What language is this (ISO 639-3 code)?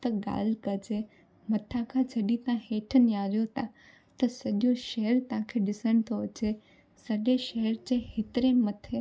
snd